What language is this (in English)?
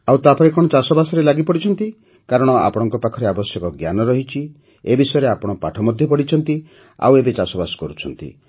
Odia